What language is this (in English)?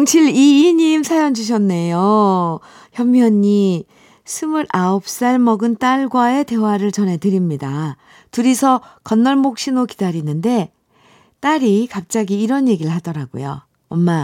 Korean